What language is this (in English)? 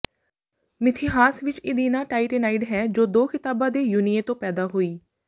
Punjabi